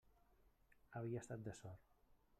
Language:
Catalan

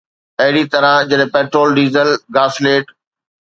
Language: Sindhi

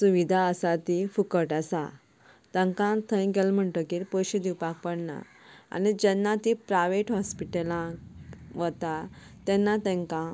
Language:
Konkani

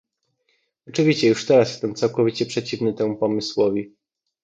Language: Polish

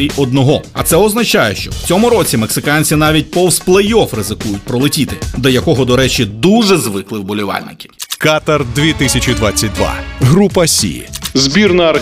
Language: Ukrainian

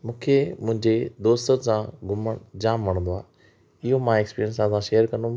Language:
Sindhi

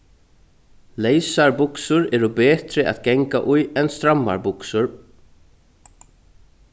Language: Faroese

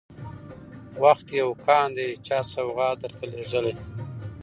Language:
Pashto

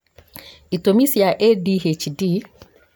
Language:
Kikuyu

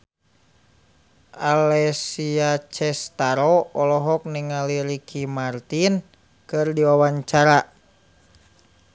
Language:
Sundanese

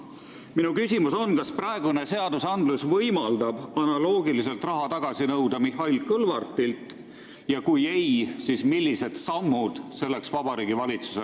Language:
Estonian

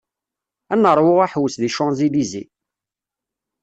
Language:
Kabyle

